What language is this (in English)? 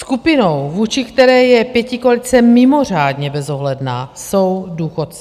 Czech